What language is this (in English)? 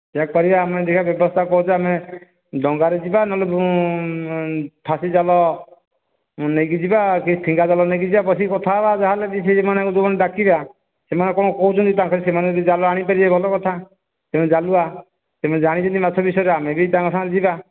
Odia